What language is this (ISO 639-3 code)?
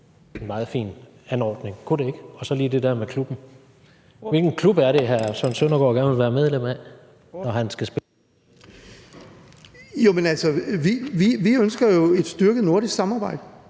dan